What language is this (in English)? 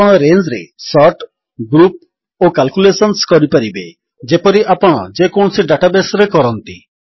Odia